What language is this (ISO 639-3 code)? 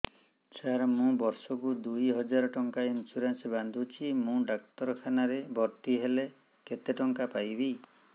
ori